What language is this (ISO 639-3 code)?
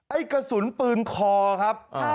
tha